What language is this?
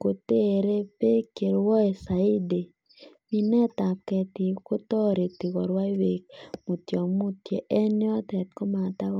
Kalenjin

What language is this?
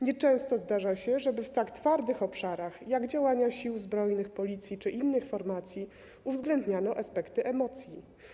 Polish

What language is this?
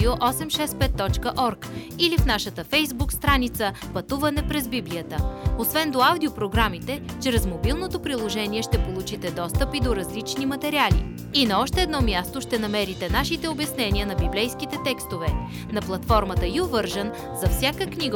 Bulgarian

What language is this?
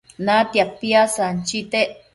Matsés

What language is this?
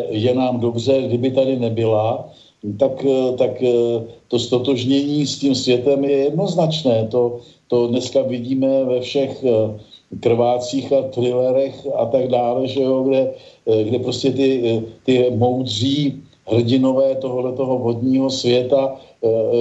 Czech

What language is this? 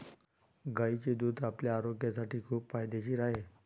Marathi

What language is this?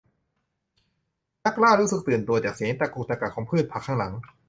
Thai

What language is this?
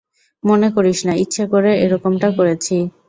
Bangla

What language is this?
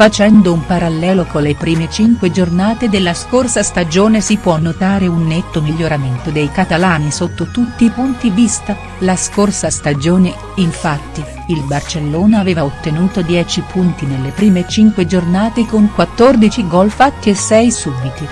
Italian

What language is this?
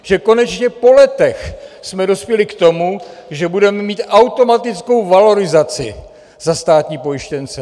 Czech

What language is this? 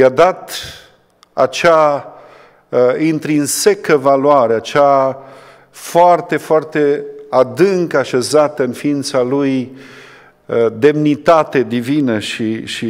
Romanian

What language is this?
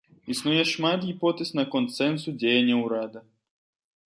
Belarusian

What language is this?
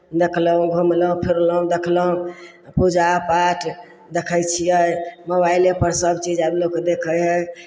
Maithili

